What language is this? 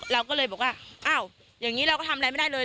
Thai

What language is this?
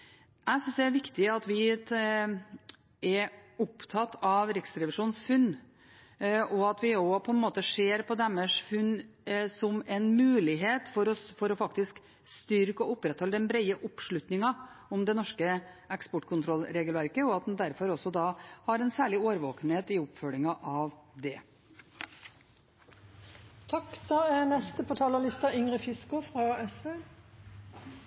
Norwegian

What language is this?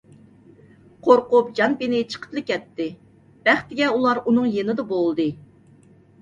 Uyghur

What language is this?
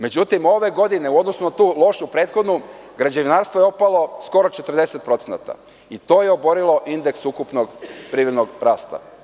Serbian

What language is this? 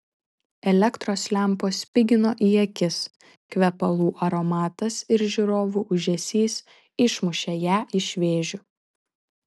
Lithuanian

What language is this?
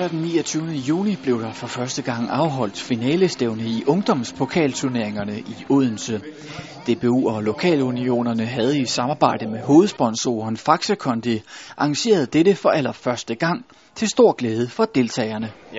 Danish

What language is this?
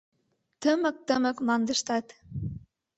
Mari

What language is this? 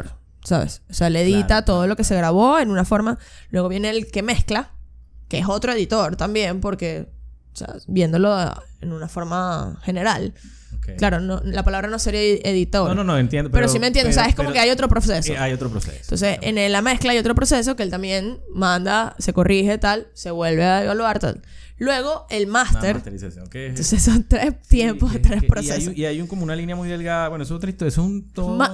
Spanish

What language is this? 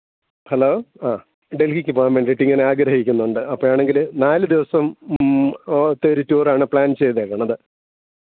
Malayalam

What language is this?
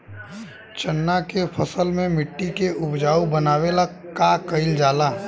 Bhojpuri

